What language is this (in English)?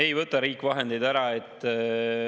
Estonian